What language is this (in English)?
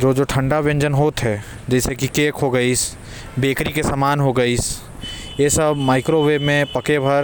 Korwa